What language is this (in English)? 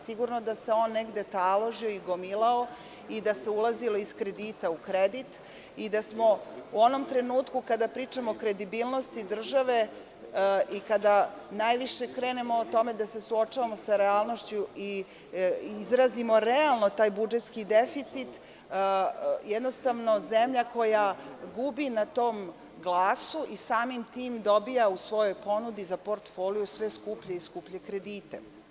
Serbian